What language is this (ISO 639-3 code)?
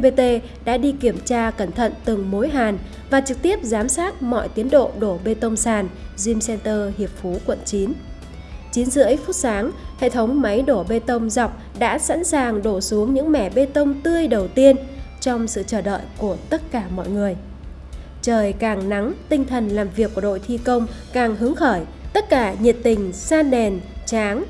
vie